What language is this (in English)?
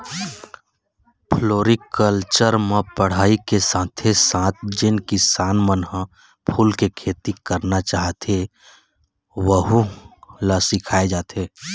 Chhattisgarhi